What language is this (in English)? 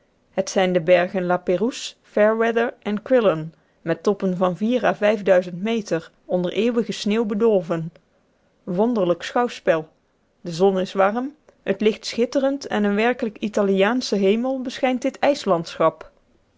Dutch